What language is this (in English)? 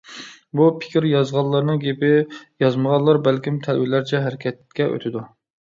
Uyghur